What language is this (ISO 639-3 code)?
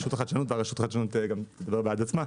heb